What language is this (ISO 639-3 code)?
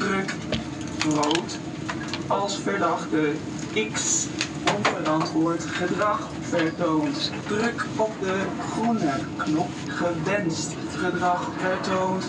nld